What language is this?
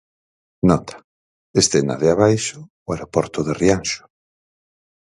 Galician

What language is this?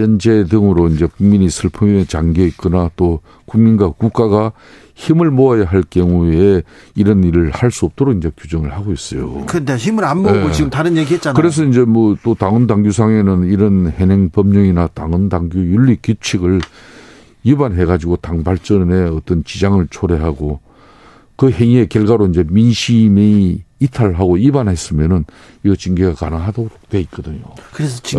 Korean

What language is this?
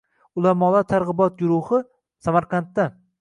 Uzbek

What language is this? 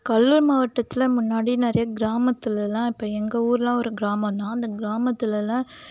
Tamil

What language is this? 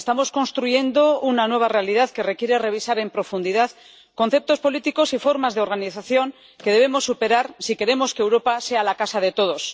Spanish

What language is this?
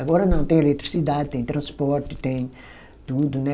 Portuguese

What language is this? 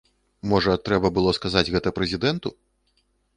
Belarusian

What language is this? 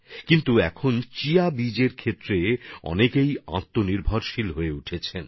Bangla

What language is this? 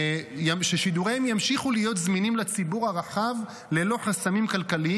Hebrew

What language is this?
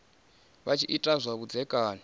Venda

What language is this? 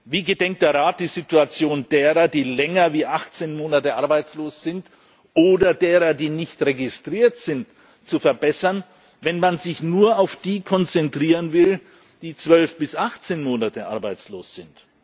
German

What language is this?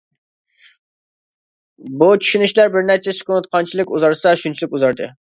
Uyghur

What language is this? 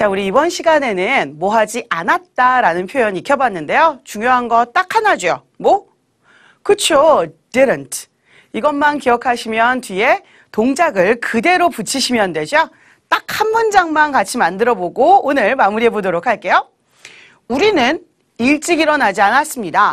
Korean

